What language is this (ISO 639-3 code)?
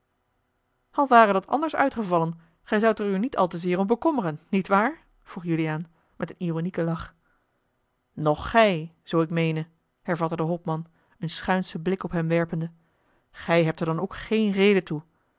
nld